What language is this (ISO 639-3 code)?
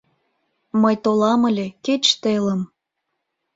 chm